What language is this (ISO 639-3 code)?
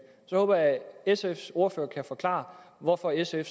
dan